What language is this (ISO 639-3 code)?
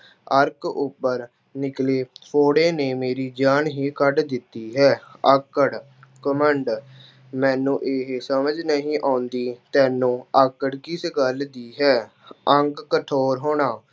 pan